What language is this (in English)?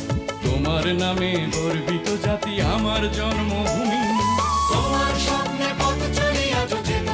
Romanian